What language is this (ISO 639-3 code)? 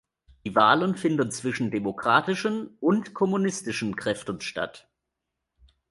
deu